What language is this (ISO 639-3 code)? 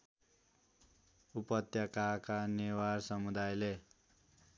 nep